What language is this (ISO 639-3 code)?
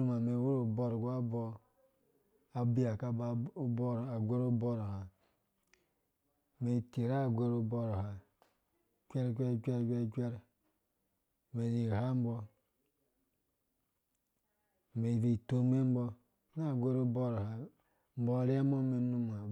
ldb